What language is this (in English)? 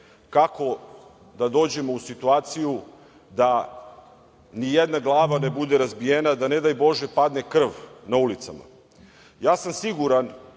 Serbian